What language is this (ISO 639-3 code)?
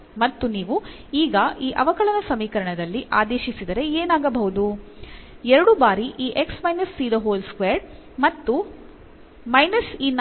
kan